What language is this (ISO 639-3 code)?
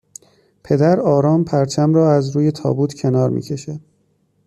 fas